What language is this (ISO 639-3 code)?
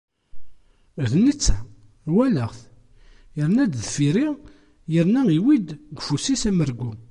kab